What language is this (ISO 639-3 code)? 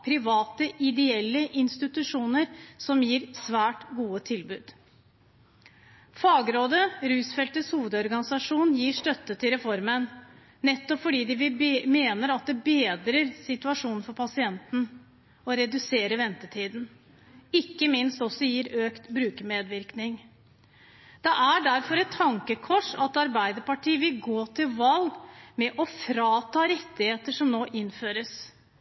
nob